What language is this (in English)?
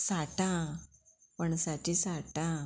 Konkani